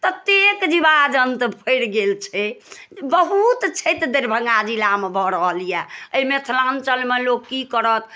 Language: Maithili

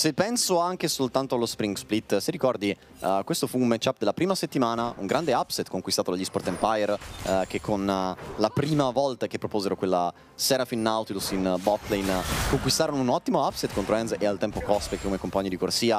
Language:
Italian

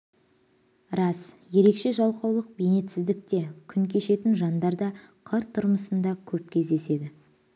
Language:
Kazakh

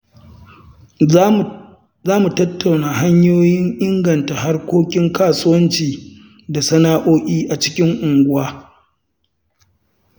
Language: Hausa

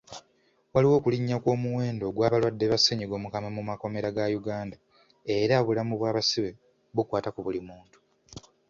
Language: Ganda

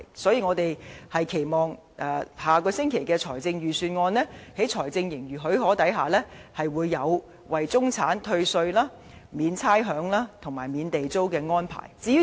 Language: Cantonese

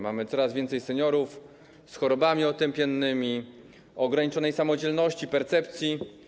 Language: Polish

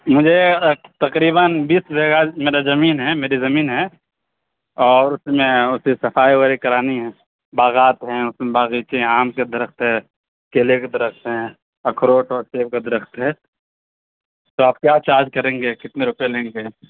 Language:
Urdu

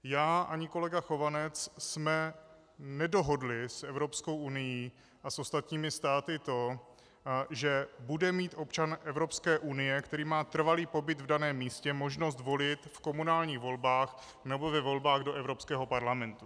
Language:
Czech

